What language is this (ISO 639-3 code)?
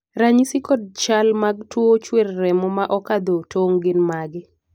luo